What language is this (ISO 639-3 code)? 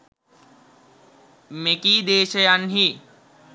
sin